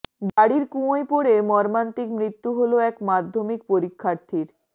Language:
Bangla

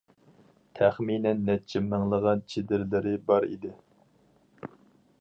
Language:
Uyghur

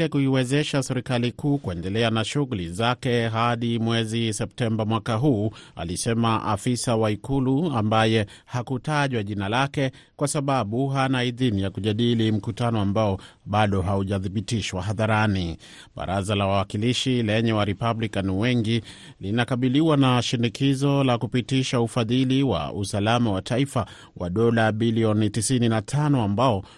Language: Swahili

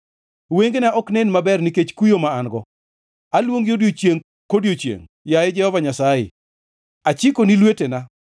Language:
Luo (Kenya and Tanzania)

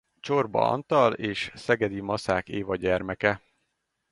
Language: Hungarian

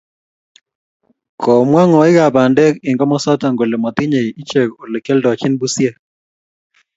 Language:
Kalenjin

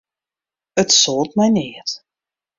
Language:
Western Frisian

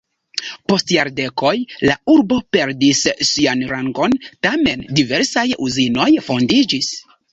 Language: Esperanto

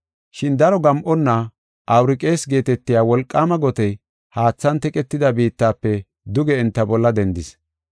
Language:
Gofa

